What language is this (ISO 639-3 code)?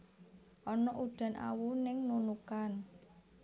jav